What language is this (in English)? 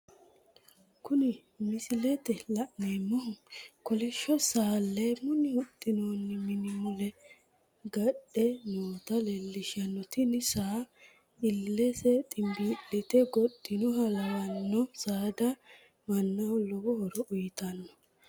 Sidamo